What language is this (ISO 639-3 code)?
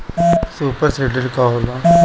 bho